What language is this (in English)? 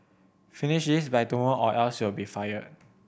English